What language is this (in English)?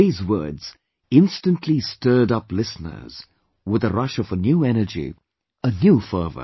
English